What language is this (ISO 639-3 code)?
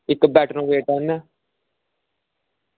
doi